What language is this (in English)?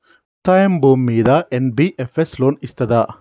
Telugu